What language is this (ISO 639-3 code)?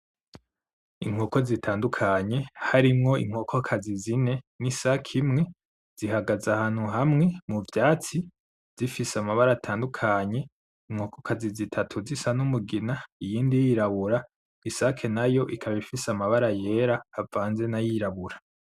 run